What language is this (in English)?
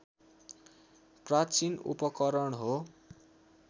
Nepali